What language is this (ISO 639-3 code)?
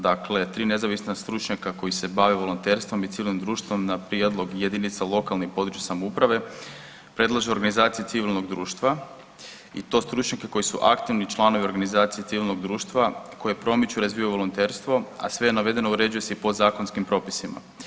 hrv